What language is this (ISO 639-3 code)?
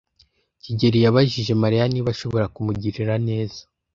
kin